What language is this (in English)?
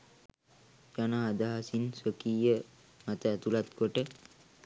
Sinhala